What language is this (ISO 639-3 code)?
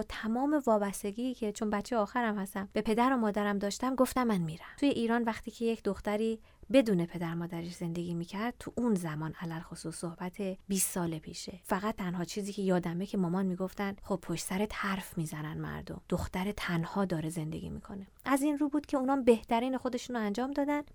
fas